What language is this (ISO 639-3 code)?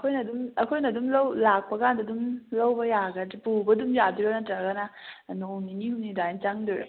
mni